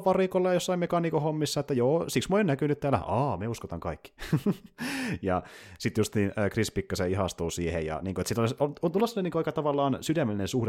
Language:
Finnish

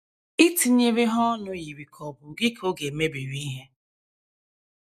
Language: Igbo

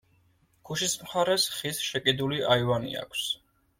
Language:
Georgian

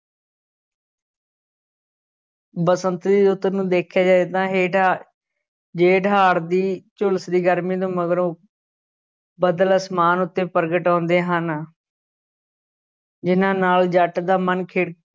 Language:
Punjabi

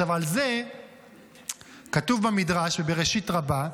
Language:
Hebrew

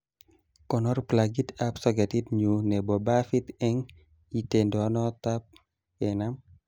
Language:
Kalenjin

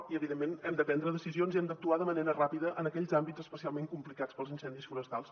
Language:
Catalan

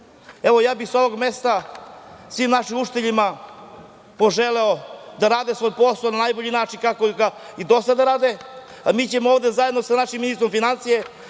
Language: Serbian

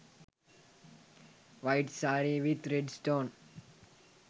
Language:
Sinhala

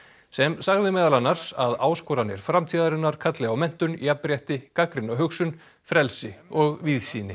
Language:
Icelandic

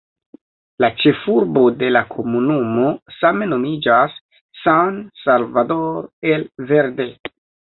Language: Esperanto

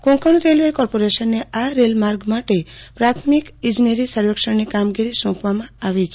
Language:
Gujarati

